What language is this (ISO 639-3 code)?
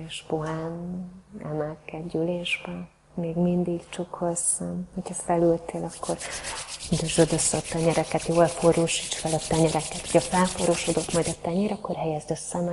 hun